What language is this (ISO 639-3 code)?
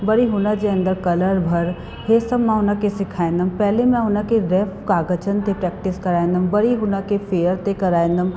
snd